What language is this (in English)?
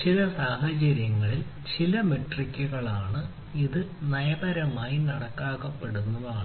Malayalam